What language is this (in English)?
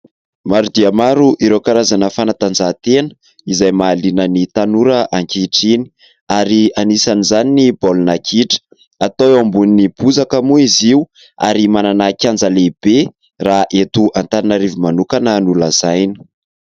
Malagasy